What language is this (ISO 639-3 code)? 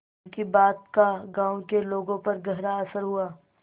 hin